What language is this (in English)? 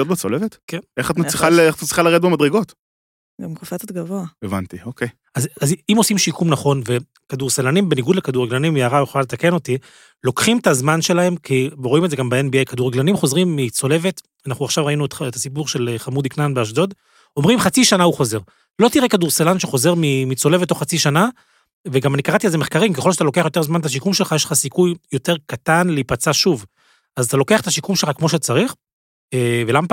Hebrew